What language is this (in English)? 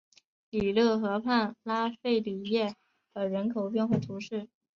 Chinese